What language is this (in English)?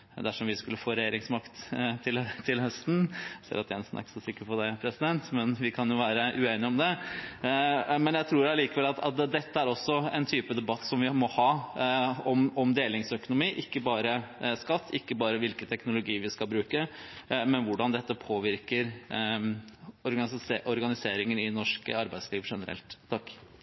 Norwegian Bokmål